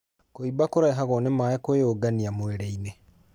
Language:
Kikuyu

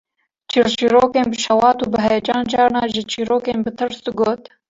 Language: Kurdish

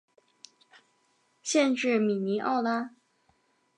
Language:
Chinese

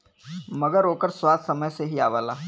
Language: Bhojpuri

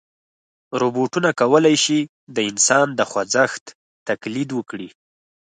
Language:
Pashto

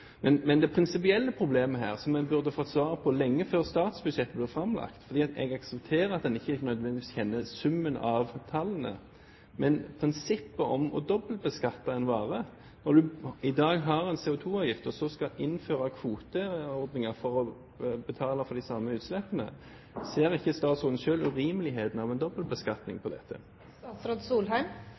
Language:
Norwegian Bokmål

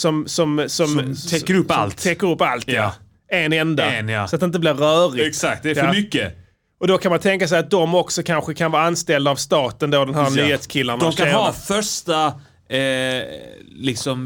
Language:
Swedish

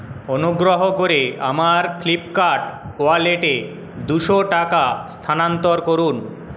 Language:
Bangla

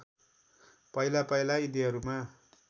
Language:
Nepali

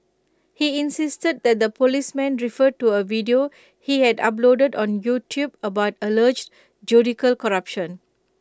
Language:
English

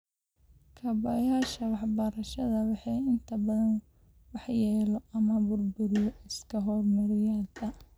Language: Somali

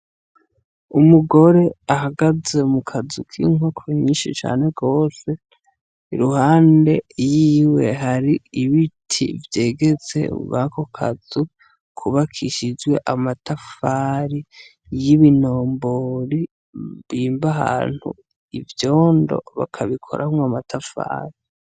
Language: Rundi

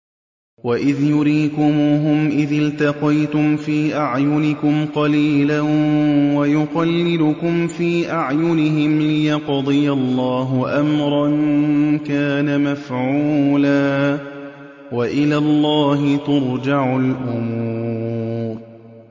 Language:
Arabic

